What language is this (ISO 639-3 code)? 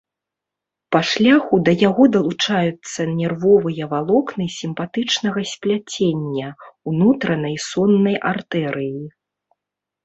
bel